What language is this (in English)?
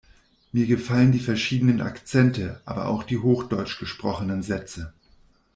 German